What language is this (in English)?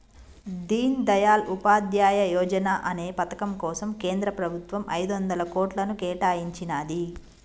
Telugu